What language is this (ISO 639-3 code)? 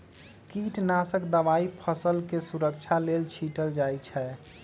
mag